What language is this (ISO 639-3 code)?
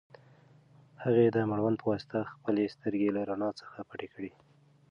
pus